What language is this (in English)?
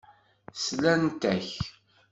Kabyle